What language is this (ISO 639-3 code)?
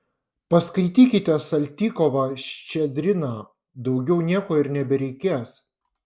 lit